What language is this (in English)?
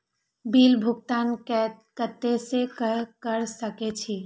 Maithili